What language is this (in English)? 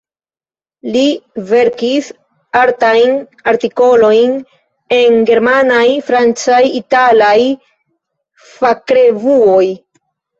Esperanto